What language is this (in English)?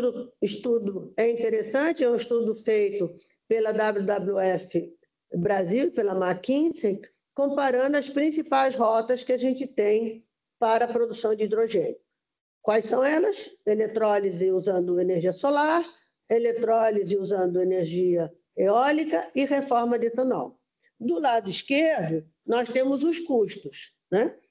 Portuguese